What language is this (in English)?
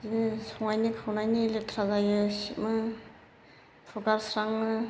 Bodo